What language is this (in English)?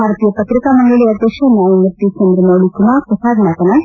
Kannada